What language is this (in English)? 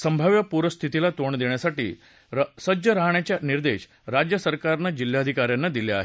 Marathi